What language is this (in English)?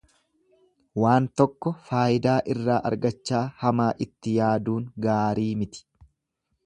Oromo